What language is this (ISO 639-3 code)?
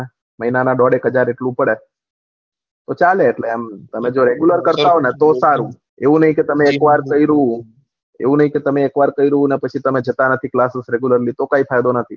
guj